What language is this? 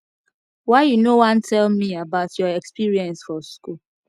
Nigerian Pidgin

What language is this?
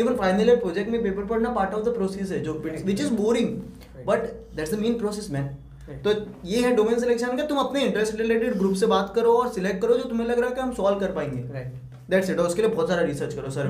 Hindi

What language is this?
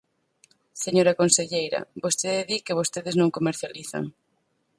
Galician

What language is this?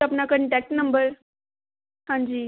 Punjabi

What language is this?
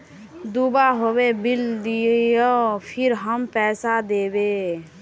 Magahi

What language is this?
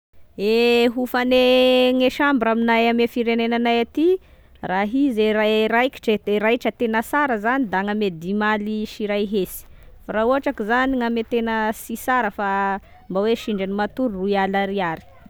Tesaka Malagasy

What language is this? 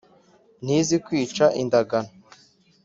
Kinyarwanda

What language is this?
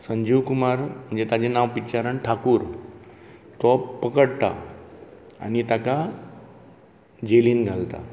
Konkani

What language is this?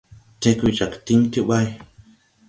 Tupuri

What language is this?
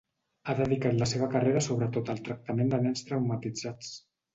Catalan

